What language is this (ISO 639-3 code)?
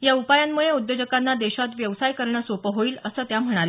mar